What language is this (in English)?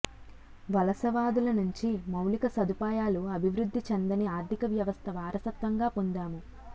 Telugu